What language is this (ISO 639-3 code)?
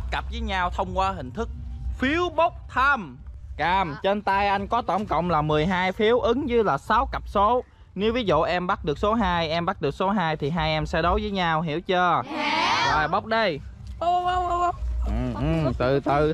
vie